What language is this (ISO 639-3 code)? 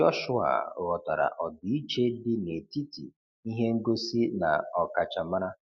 ibo